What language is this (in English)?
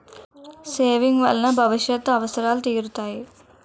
Telugu